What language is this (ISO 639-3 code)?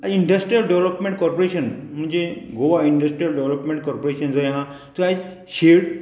kok